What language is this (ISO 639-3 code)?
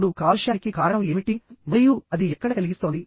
tel